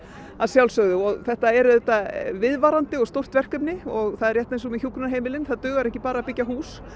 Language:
Icelandic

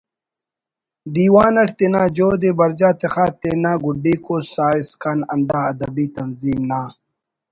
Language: Brahui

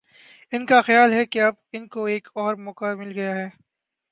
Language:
Urdu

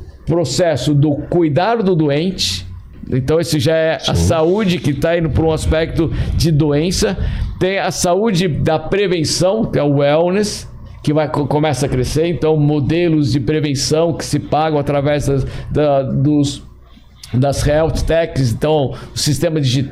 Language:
Portuguese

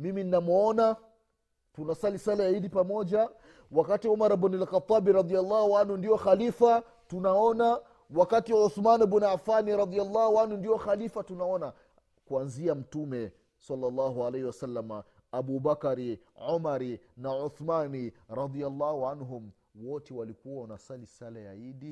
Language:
Swahili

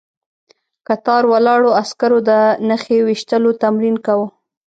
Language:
Pashto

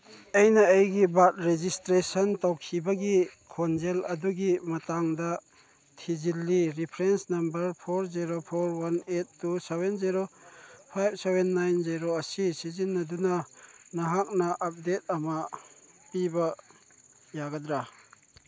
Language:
Manipuri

